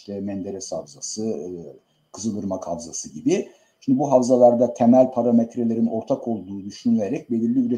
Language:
Turkish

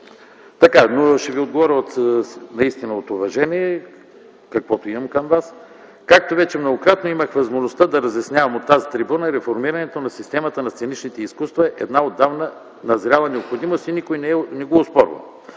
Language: Bulgarian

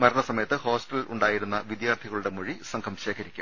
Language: Malayalam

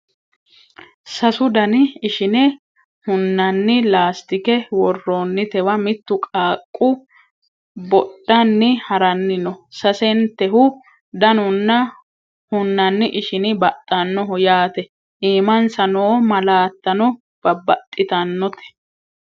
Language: Sidamo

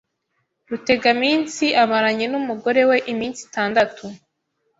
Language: Kinyarwanda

